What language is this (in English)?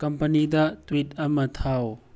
Manipuri